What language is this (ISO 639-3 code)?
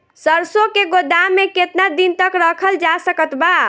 bho